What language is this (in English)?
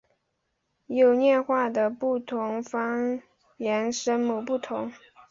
Chinese